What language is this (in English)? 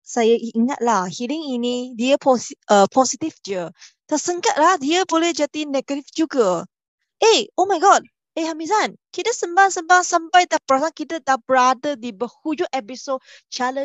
Malay